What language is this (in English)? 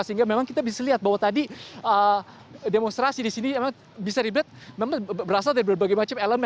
Indonesian